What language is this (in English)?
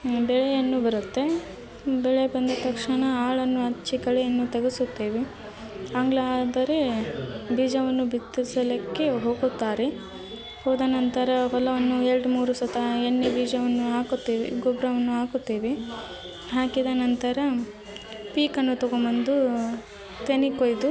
Kannada